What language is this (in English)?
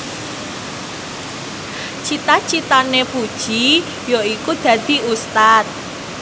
Javanese